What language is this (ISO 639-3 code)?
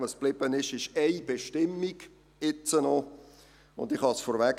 gsw